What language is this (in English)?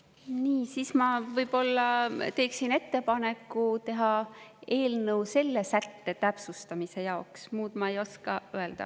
Estonian